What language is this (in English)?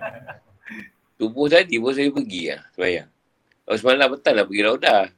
Malay